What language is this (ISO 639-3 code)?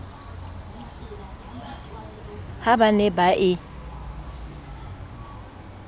sot